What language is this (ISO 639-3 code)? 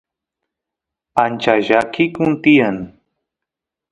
qus